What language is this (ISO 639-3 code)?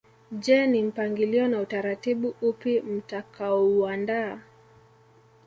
swa